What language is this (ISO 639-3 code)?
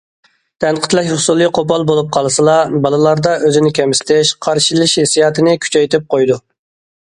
uig